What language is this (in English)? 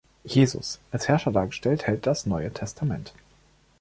German